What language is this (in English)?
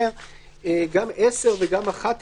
Hebrew